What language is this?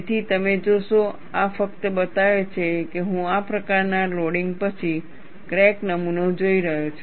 Gujarati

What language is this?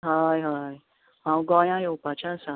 Konkani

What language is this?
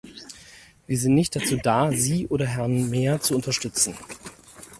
German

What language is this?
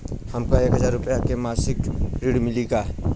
Bhojpuri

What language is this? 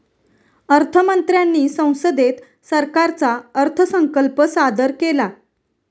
Marathi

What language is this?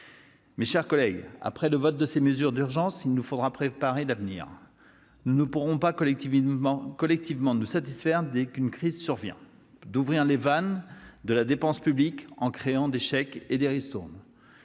French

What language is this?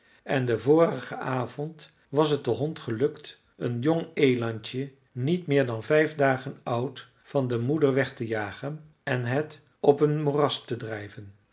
Dutch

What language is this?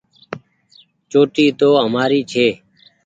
Goaria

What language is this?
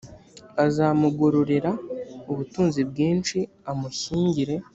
Kinyarwanda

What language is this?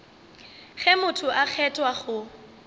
Northern Sotho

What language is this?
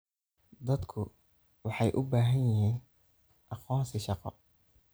Somali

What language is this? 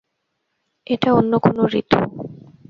Bangla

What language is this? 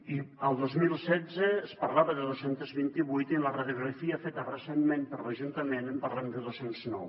Catalan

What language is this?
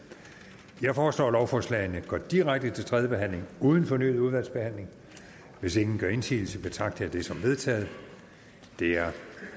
Danish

